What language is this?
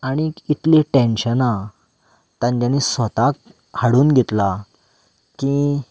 Konkani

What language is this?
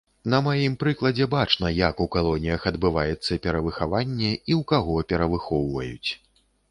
Belarusian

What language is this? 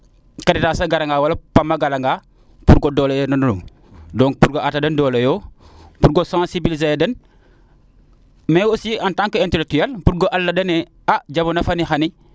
Serer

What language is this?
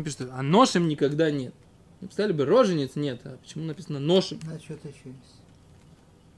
Russian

